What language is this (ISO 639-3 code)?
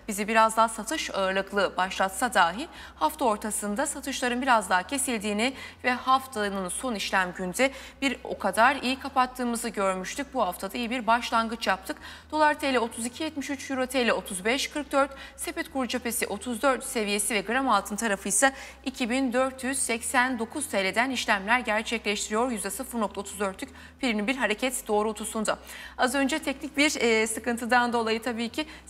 tur